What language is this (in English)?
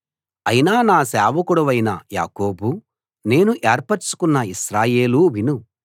Telugu